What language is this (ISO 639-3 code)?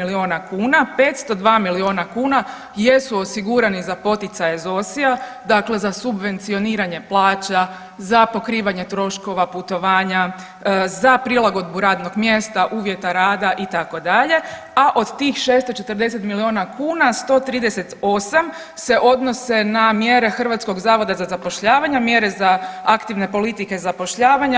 hrv